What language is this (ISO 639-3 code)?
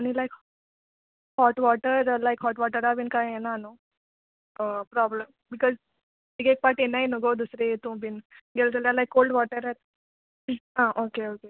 kok